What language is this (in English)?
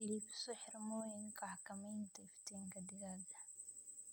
Somali